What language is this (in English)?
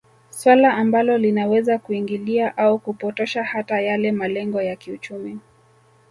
Swahili